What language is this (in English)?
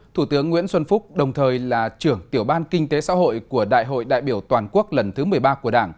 Vietnamese